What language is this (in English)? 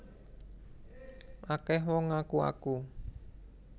Javanese